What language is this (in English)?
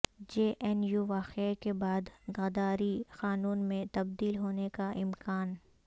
Urdu